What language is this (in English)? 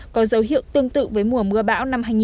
Vietnamese